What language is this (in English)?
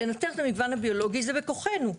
Hebrew